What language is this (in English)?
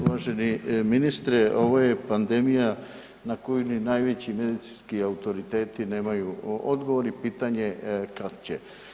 Croatian